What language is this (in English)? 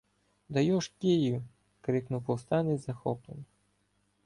Ukrainian